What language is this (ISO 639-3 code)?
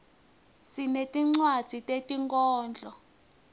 ssw